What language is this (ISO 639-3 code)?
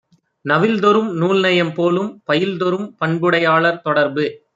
tam